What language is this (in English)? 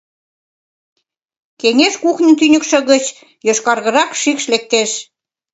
Mari